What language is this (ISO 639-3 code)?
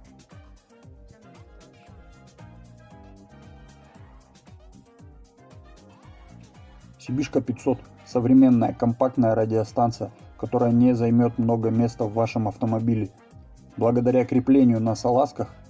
rus